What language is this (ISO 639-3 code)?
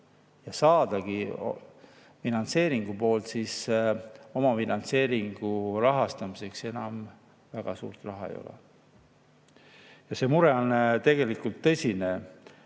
est